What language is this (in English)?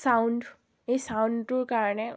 Assamese